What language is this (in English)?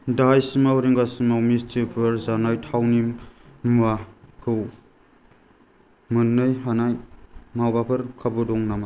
Bodo